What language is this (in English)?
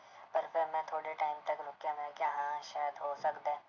Punjabi